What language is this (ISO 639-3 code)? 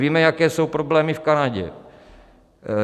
ces